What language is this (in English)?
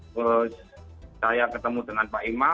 Indonesian